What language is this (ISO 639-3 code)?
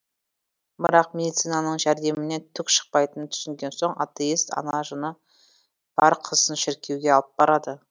kaz